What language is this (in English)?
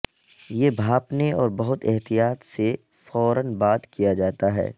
Urdu